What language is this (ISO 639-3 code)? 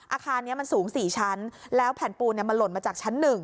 tha